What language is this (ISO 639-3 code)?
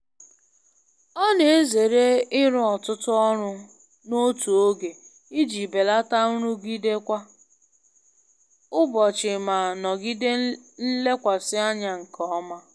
ibo